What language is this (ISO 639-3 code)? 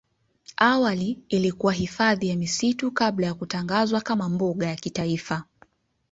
swa